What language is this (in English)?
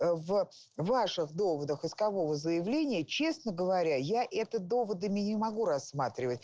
Russian